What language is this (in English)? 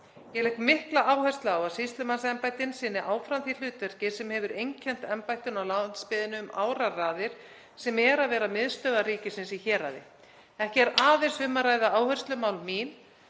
Icelandic